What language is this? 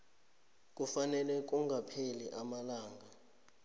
South Ndebele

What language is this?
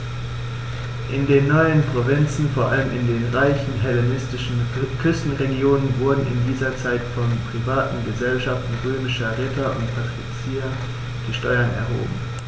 German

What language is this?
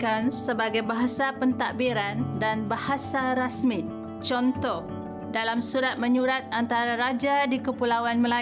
Malay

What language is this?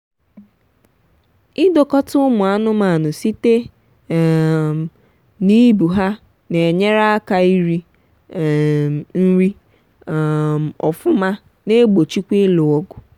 Igbo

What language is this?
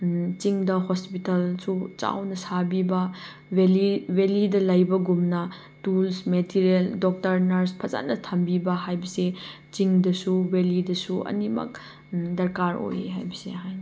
Manipuri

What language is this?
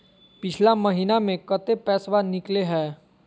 Magahi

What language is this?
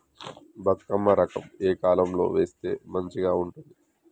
Telugu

